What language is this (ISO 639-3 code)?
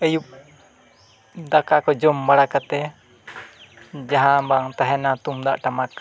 sat